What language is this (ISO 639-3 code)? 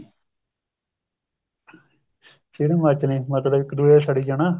pan